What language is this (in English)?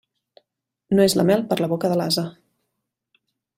Catalan